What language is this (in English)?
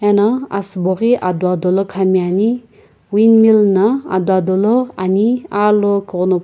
Sumi Naga